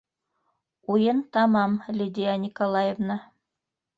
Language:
Bashkir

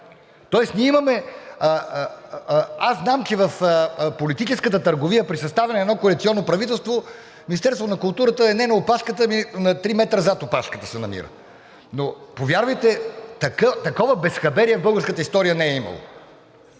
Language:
Bulgarian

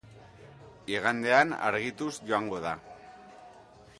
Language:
Basque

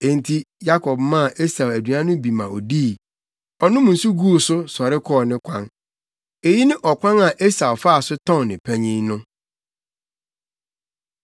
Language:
Akan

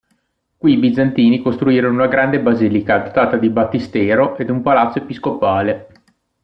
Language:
Italian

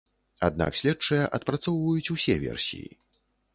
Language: Belarusian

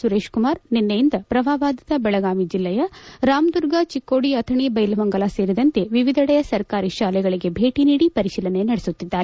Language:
Kannada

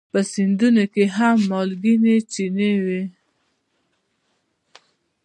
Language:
Pashto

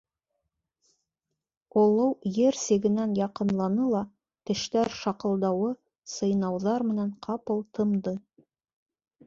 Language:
Bashkir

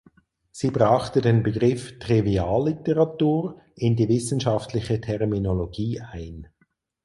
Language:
German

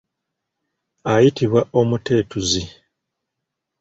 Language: Ganda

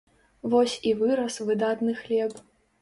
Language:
Belarusian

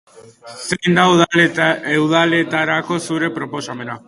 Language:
Basque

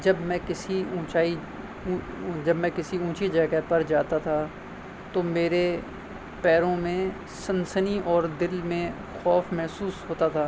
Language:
Urdu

